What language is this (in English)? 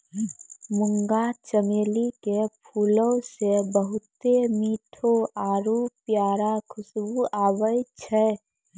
Maithili